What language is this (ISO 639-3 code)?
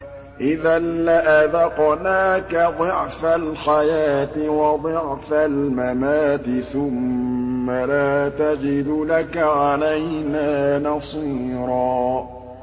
ara